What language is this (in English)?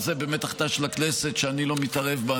Hebrew